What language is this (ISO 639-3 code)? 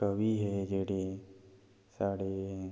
doi